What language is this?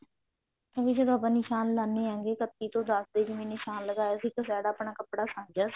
Punjabi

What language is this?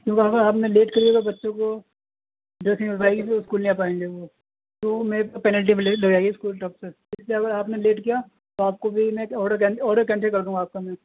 Urdu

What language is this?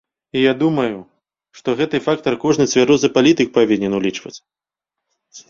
Belarusian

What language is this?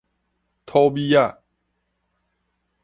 Min Nan Chinese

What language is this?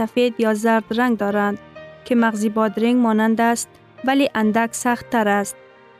Persian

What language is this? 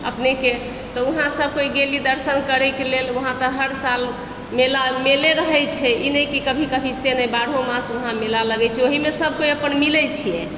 Maithili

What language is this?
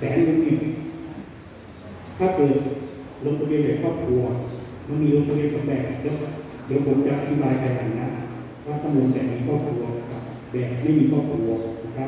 Thai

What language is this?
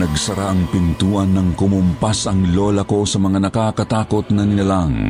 Filipino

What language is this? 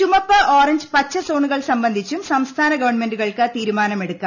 Malayalam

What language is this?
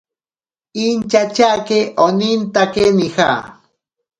Ashéninka Perené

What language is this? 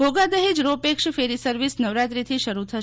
Gujarati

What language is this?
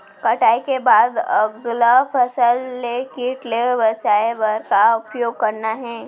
Chhattisgarhi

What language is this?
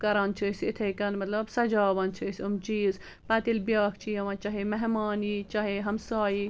Kashmiri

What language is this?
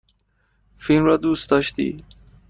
Persian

